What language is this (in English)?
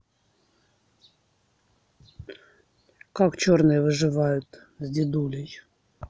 Russian